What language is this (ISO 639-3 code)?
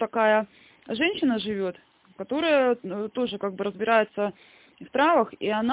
rus